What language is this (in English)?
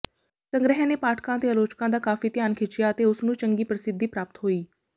Punjabi